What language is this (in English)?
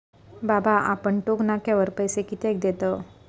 Marathi